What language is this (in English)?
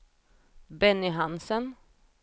Swedish